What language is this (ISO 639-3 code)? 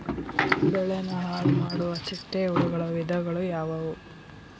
kan